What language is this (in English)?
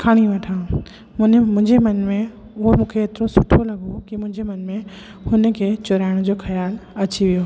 Sindhi